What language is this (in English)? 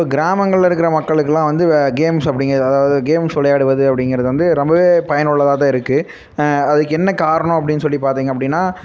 Tamil